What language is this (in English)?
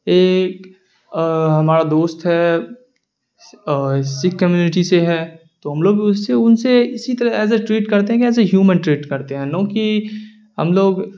Urdu